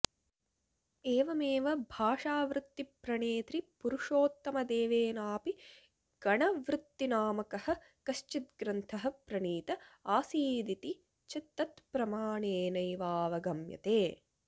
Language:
Sanskrit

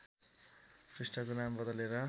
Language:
Nepali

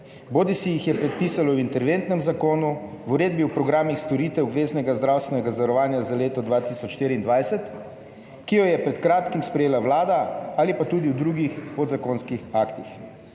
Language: Slovenian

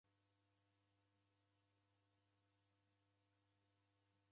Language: Taita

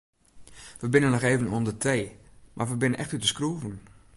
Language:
Western Frisian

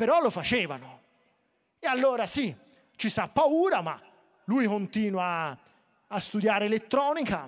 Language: Italian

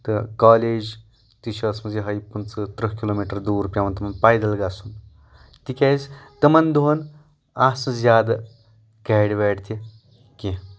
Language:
Kashmiri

